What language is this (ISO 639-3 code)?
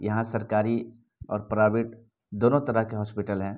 urd